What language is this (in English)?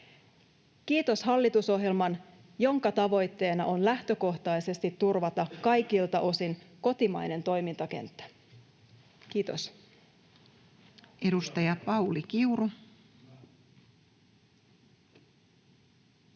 Finnish